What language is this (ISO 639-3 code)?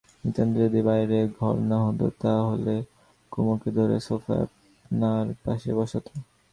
ben